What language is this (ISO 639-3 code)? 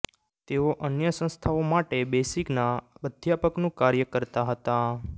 guj